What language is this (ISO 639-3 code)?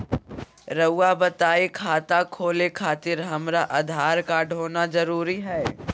mag